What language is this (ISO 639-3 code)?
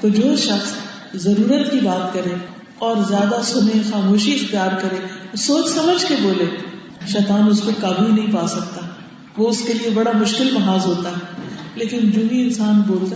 urd